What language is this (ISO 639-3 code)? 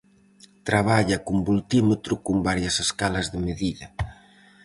glg